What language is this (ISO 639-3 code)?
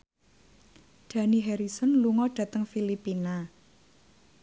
jav